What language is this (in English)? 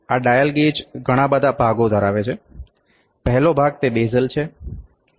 Gujarati